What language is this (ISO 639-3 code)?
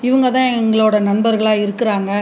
tam